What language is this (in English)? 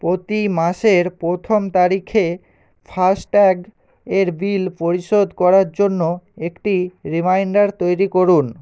Bangla